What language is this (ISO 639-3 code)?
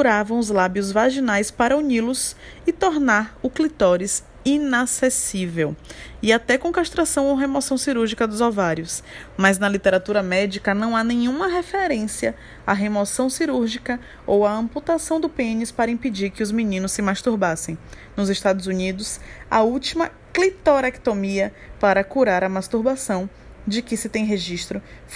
por